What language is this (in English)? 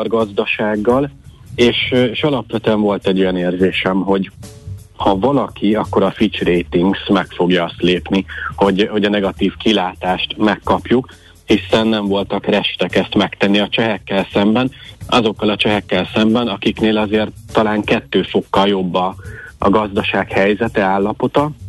Hungarian